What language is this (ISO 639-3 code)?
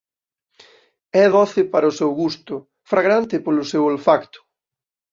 glg